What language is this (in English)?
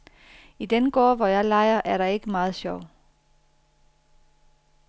Danish